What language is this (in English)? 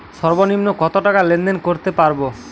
Bangla